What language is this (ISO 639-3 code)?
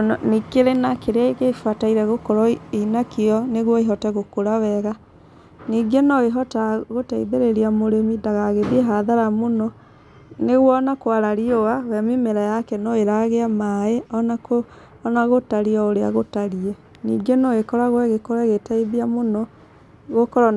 kik